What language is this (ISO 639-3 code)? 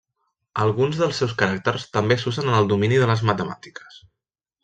cat